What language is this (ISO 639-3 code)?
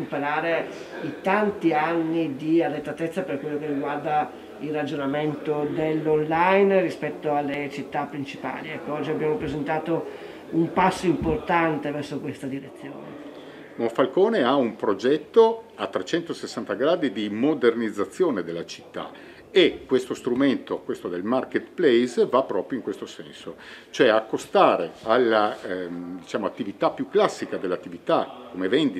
ita